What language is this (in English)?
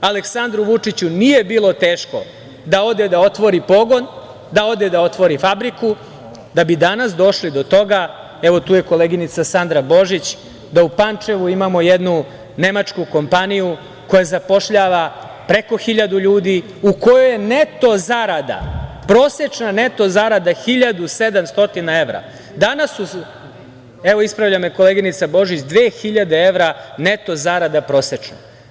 Serbian